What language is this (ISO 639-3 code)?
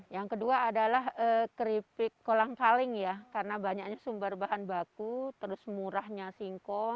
ind